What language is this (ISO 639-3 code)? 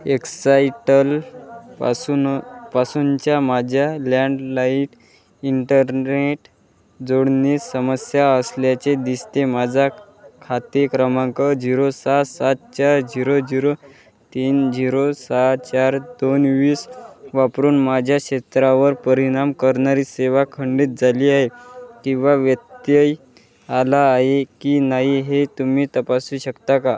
mar